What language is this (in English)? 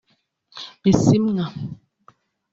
Kinyarwanda